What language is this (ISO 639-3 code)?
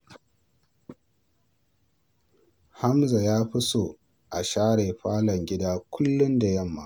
hau